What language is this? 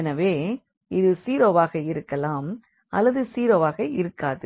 Tamil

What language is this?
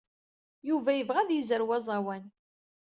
Kabyle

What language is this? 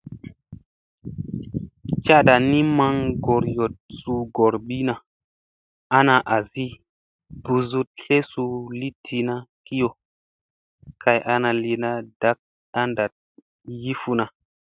Musey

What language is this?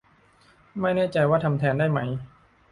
Thai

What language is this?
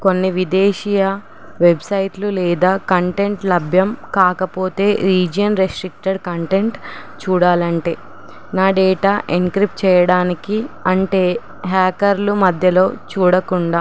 Telugu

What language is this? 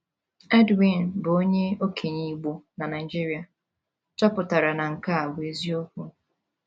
Igbo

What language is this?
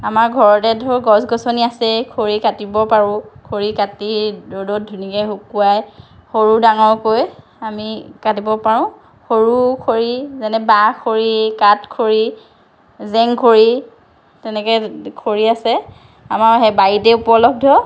Assamese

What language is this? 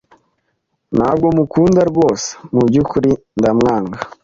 Kinyarwanda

